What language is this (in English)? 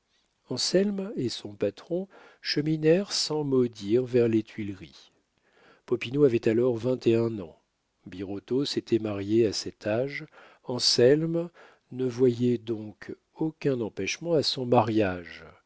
French